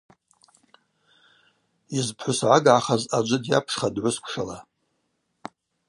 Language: Abaza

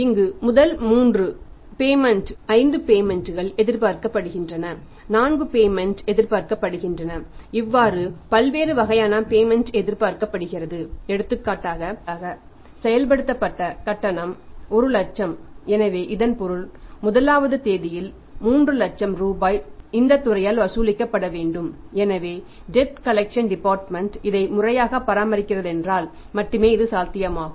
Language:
Tamil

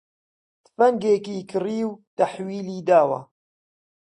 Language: Central Kurdish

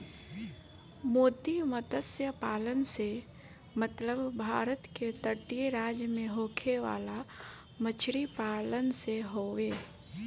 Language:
Bhojpuri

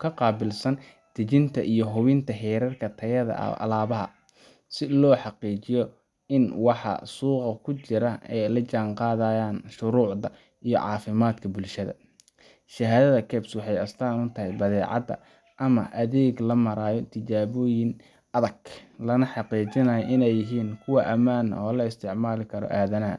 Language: Somali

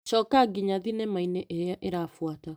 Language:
Kikuyu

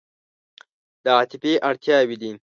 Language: Pashto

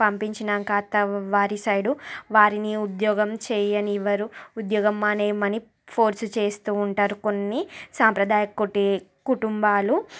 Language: Telugu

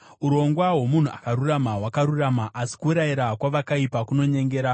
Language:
Shona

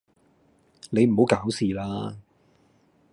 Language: Cantonese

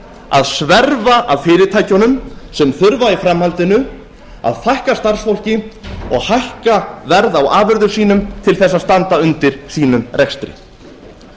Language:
Icelandic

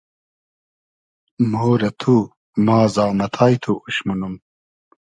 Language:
Hazaragi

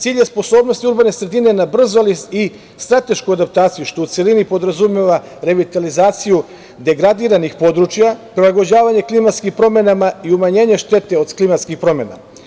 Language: Serbian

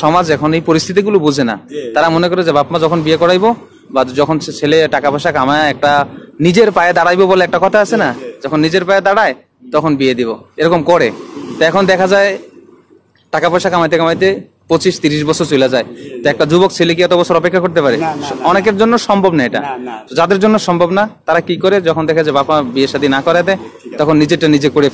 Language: Korean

